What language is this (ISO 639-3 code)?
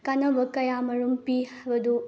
mni